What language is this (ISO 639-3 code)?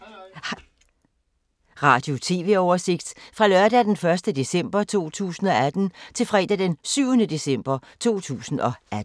dan